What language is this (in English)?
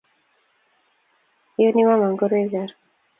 Kalenjin